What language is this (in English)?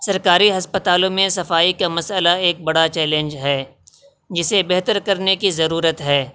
Urdu